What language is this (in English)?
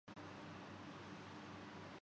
Urdu